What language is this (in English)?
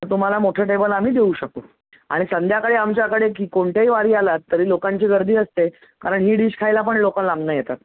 Marathi